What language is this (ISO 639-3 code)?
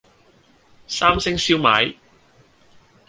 yue